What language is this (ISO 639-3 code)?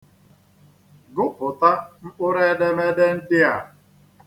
ibo